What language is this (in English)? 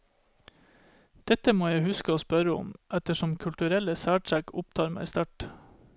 Norwegian